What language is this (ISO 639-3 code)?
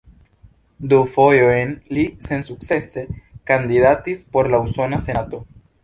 epo